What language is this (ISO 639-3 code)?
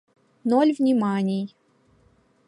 chm